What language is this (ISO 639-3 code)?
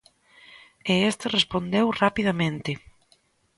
glg